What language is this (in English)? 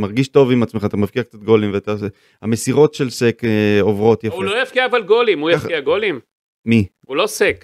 Hebrew